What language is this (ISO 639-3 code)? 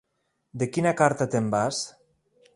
cat